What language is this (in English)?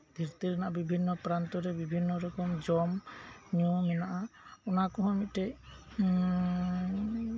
Santali